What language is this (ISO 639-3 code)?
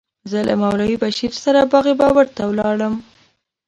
pus